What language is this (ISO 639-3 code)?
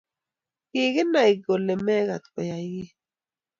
kln